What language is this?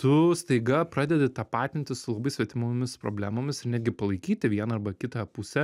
Lithuanian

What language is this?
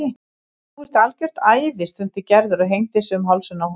Icelandic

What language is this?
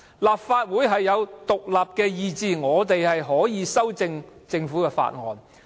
Cantonese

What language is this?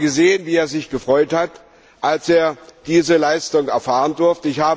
German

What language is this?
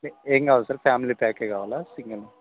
Telugu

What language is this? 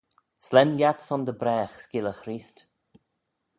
Manx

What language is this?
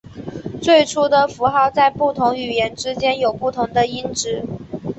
Chinese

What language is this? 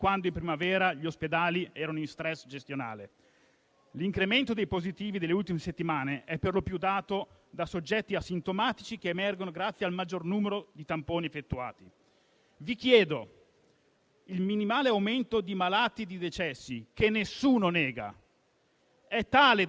Italian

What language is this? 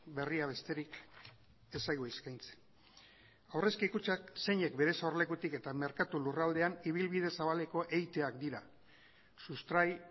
Basque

